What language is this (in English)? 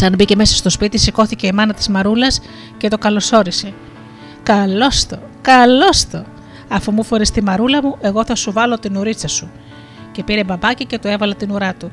Greek